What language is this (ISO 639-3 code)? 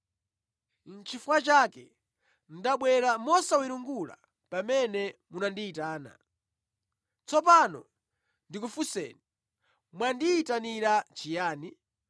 nya